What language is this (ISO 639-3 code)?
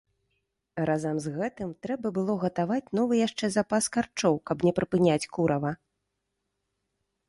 bel